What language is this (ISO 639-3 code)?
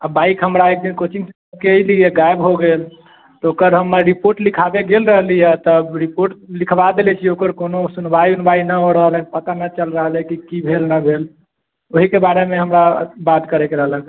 mai